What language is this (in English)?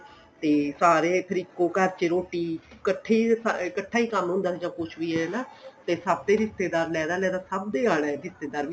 Punjabi